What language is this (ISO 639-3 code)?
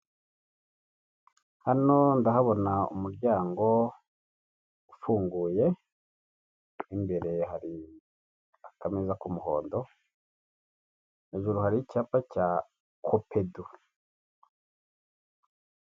kin